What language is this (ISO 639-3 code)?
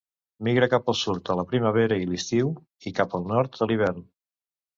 cat